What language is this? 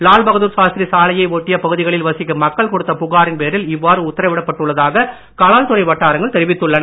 Tamil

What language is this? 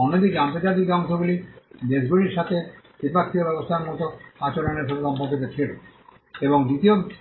Bangla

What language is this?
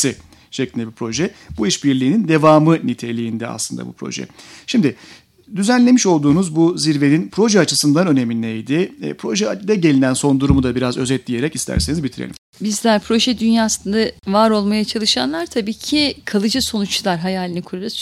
Turkish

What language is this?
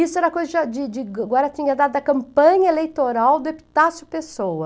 Portuguese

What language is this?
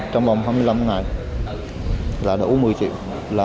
Vietnamese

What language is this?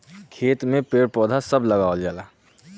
Bhojpuri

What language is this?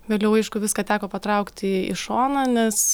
Lithuanian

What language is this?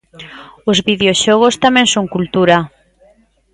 Galician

